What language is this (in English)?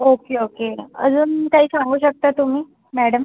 Marathi